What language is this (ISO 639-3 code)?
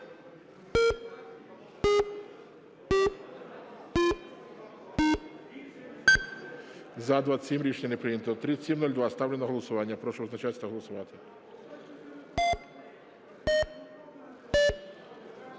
ukr